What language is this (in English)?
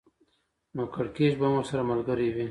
Pashto